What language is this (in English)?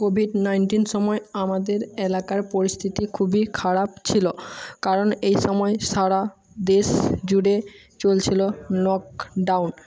Bangla